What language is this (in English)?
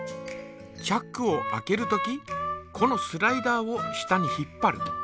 Japanese